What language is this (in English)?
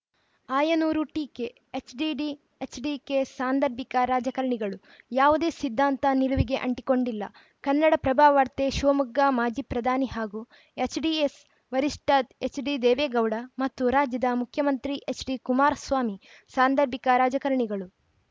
Kannada